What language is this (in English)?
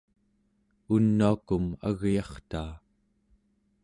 Central Yupik